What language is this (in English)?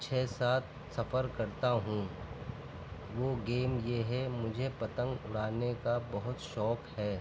Urdu